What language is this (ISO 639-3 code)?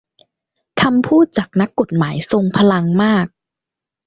tha